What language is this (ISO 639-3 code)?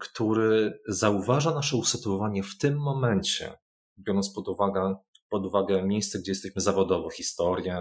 pol